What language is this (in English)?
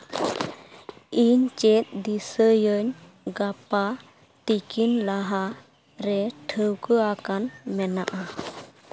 Santali